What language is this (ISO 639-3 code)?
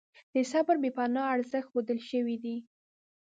pus